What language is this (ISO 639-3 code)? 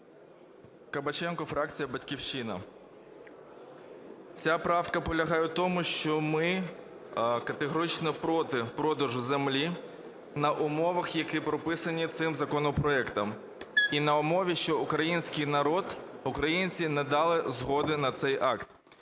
ukr